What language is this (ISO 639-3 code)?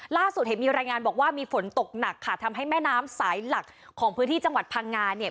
tha